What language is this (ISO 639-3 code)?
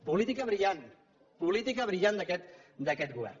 cat